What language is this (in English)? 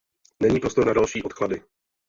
Czech